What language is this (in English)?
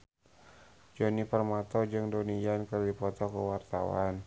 Sundanese